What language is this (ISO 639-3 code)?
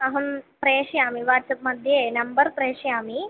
san